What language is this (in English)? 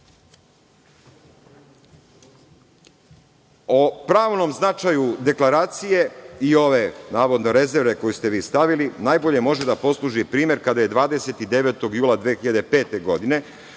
Serbian